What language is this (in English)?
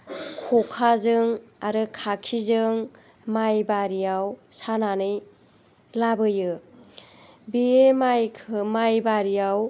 Bodo